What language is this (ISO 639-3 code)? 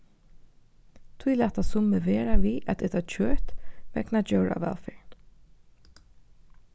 fao